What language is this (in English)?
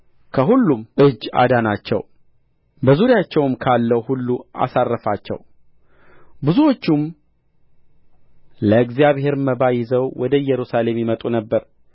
Amharic